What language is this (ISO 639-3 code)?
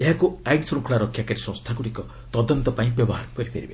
ori